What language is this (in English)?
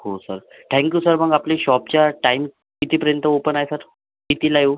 Marathi